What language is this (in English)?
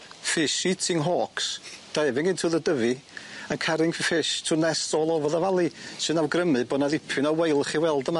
Welsh